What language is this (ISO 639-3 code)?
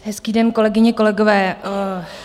ces